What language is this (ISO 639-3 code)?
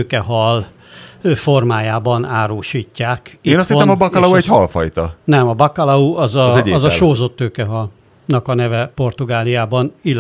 hun